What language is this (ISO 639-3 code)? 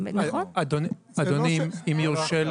heb